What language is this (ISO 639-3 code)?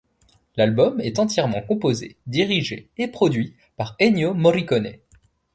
fra